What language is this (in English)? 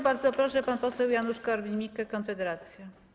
Polish